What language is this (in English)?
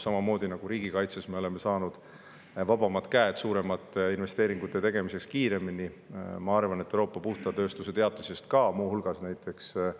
Estonian